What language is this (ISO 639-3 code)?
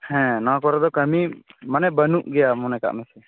sat